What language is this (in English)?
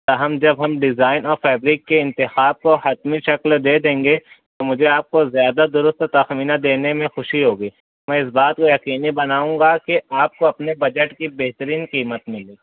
Urdu